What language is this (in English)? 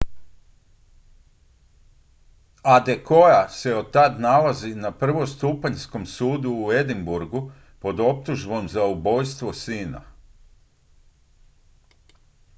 Croatian